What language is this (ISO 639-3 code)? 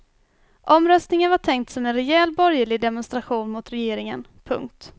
swe